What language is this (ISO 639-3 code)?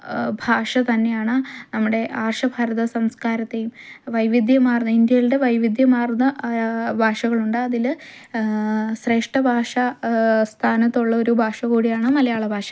mal